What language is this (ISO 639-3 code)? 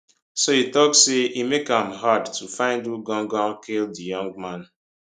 pcm